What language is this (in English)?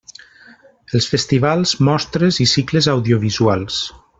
Catalan